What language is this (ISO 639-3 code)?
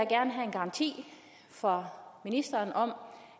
dan